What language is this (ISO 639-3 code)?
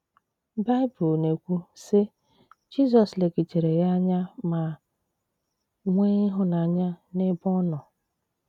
ibo